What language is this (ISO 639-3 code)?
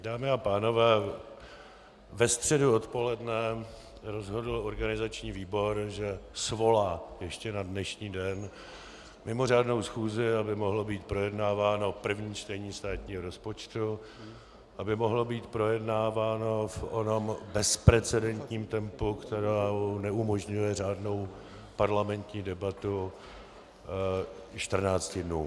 ces